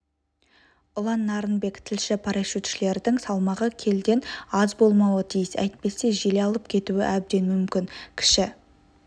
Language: Kazakh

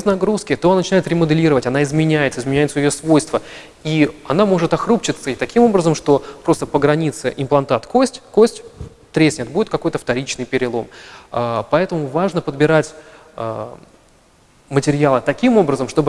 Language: Russian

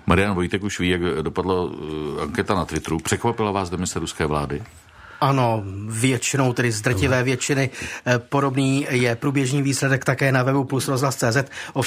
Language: Czech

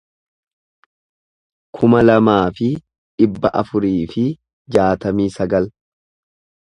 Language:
Oromo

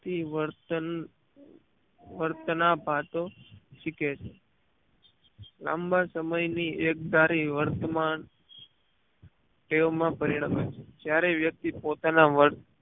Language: Gujarati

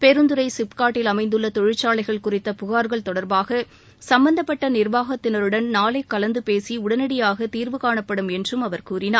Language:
Tamil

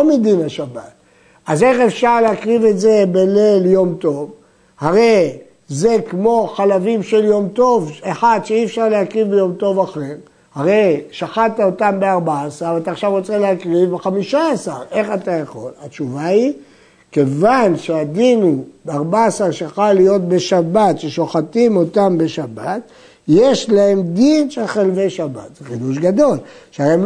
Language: Hebrew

